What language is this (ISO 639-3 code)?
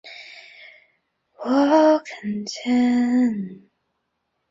zho